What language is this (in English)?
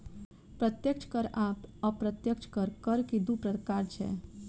Maithili